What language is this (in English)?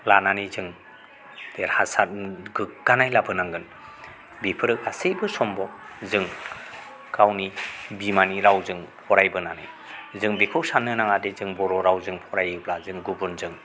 Bodo